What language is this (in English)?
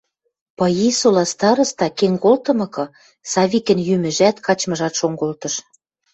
Western Mari